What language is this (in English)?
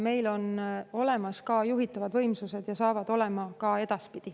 Estonian